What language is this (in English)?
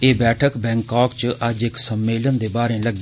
Dogri